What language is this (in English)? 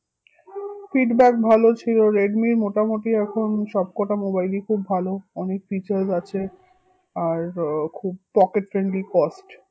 Bangla